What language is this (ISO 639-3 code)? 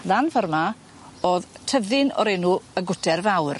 cym